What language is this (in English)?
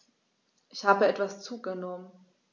German